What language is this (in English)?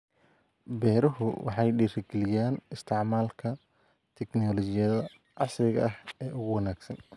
Somali